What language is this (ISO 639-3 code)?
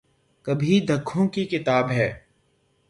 urd